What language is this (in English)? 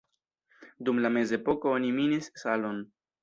Esperanto